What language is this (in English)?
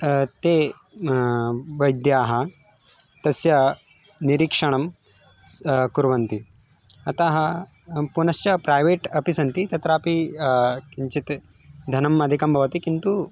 Sanskrit